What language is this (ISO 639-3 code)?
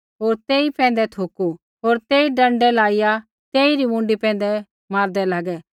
kfx